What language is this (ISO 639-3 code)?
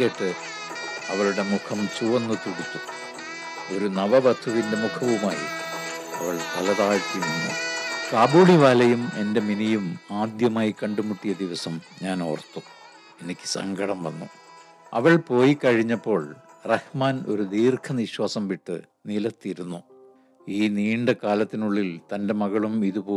mal